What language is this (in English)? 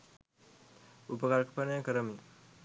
Sinhala